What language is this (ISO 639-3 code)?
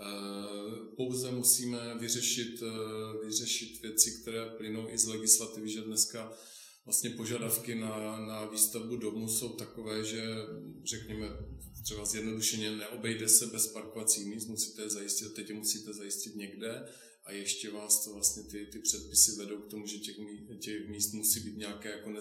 ces